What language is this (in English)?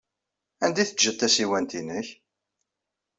Kabyle